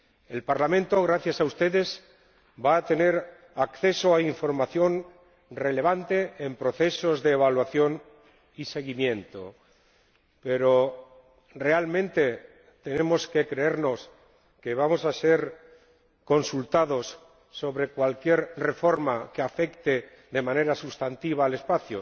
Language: Spanish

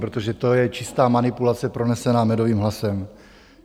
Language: Czech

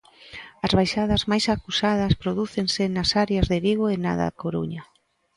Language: Galician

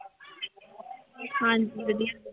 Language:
Punjabi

